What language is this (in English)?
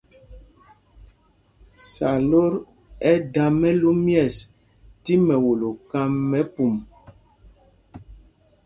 Mpumpong